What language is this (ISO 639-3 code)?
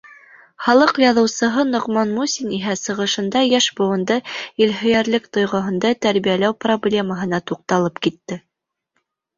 bak